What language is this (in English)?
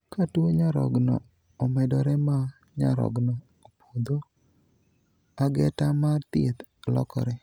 Luo (Kenya and Tanzania)